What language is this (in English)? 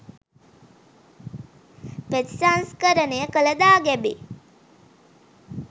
Sinhala